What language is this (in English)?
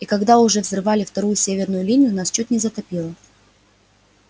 Russian